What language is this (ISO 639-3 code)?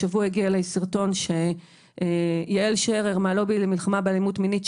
heb